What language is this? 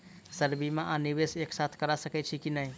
Maithili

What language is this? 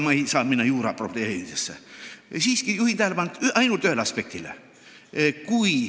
Estonian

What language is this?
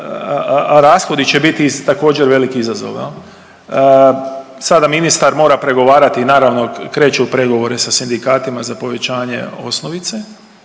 Croatian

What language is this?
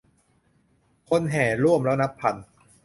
Thai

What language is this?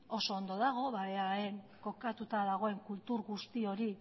Basque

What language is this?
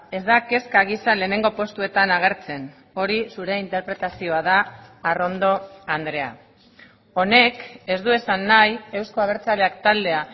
Basque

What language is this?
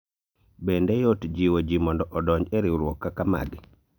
Luo (Kenya and Tanzania)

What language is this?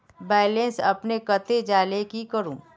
Magahi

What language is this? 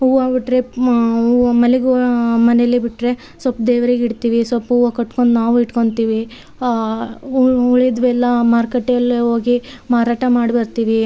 Kannada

